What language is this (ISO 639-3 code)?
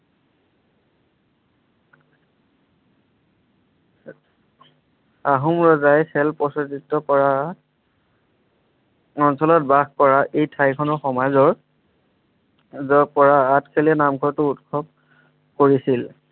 asm